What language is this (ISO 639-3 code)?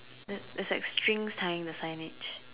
eng